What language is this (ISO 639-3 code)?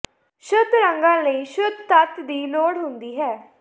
pan